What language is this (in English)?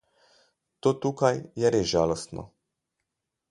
Slovenian